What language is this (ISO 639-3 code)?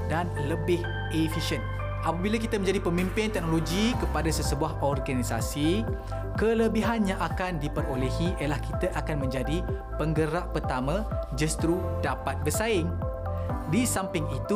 msa